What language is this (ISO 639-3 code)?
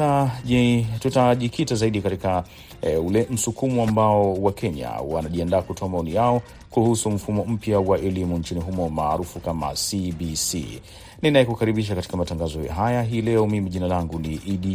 swa